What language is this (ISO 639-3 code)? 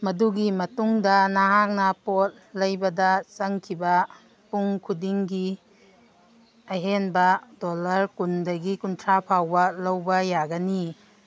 mni